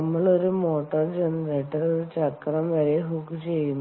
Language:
Malayalam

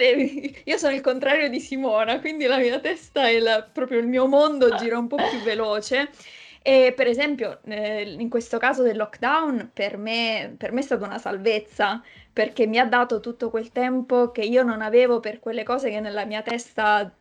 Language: Italian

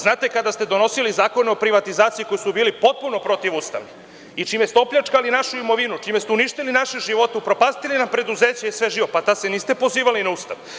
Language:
Serbian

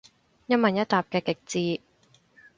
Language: Cantonese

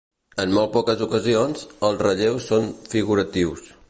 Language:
Catalan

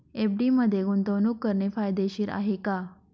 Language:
Marathi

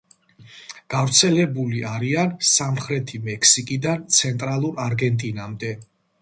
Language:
Georgian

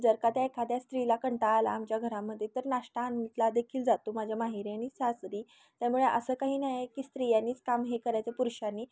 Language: Marathi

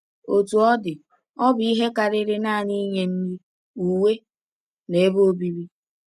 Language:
Igbo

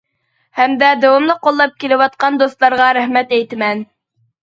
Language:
Uyghur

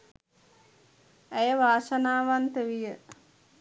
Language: Sinhala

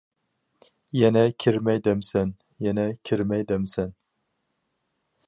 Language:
Uyghur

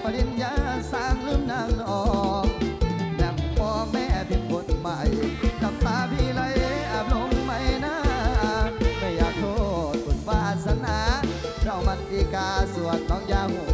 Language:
Thai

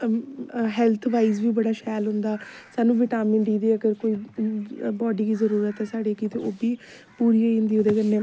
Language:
Dogri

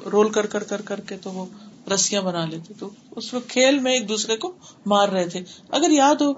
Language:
Urdu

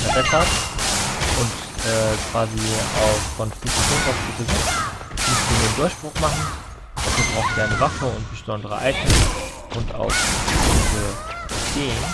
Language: German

